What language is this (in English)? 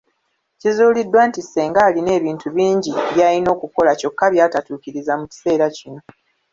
Ganda